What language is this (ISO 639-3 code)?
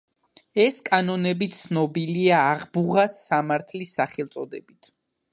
kat